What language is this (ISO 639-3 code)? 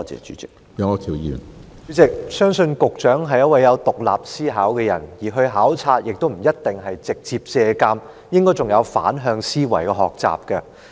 yue